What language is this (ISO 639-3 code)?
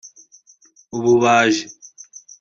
kin